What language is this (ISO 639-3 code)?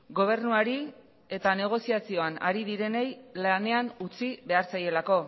eus